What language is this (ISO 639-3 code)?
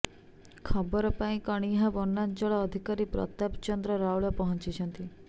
ori